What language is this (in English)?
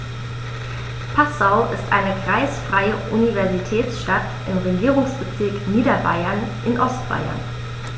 German